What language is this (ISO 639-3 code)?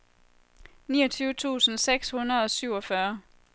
dan